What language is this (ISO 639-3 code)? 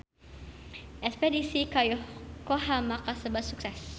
sun